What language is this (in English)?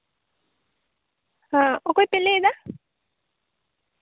Santali